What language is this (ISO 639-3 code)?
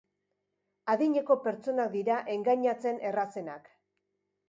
eus